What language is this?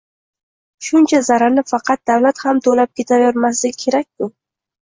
Uzbek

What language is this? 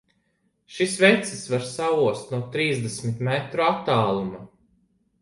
Latvian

